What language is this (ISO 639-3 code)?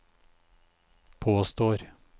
nor